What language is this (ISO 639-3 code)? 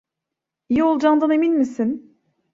tur